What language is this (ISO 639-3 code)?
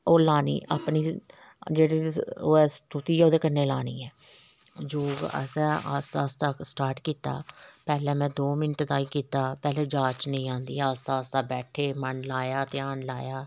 doi